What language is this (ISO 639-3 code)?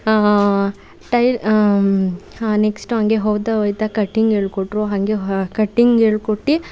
kan